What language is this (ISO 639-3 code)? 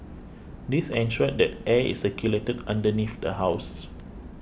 eng